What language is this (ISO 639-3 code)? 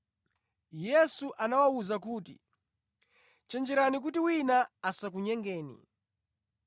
nya